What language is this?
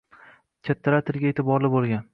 Uzbek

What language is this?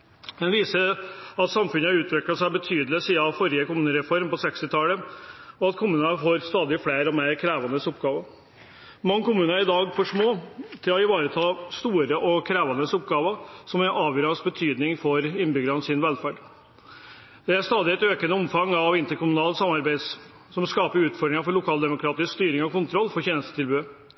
Norwegian Nynorsk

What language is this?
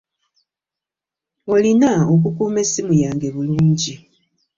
Ganda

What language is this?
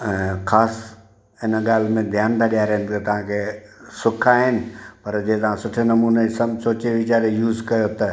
Sindhi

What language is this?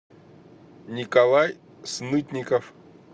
Russian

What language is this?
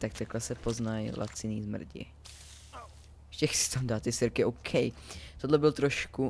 Czech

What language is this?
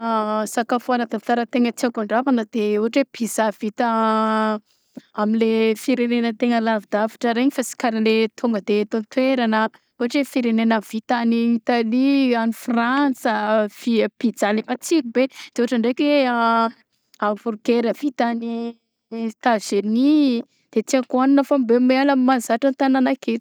Southern Betsimisaraka Malagasy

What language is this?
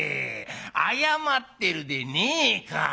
Japanese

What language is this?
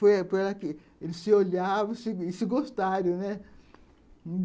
Portuguese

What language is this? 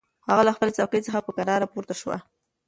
Pashto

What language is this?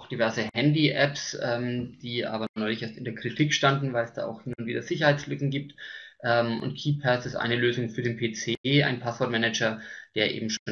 German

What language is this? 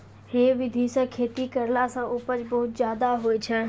Maithili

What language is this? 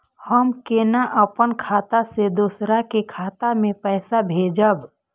Maithili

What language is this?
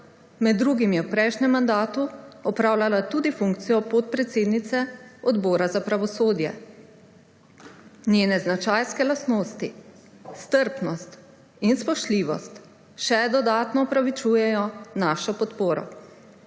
Slovenian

